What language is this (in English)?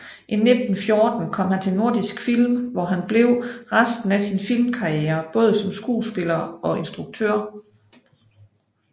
Danish